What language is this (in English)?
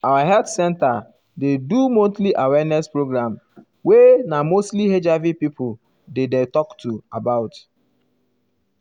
Nigerian Pidgin